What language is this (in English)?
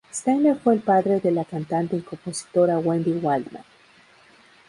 Spanish